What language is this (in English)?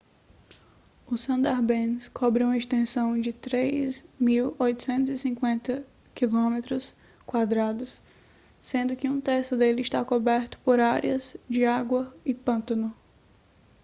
Portuguese